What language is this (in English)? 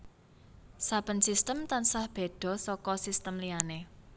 Javanese